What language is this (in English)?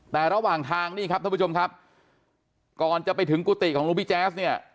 Thai